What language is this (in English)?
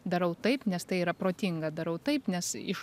Lithuanian